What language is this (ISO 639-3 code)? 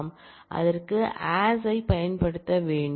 tam